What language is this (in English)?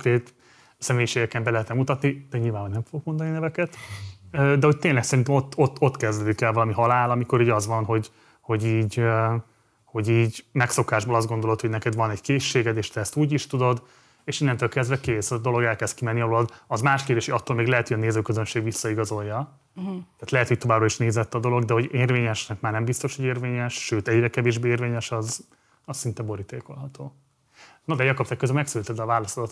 Hungarian